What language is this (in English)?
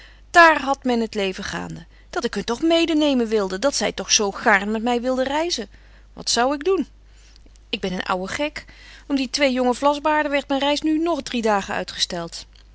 Dutch